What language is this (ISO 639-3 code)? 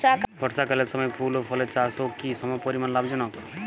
ben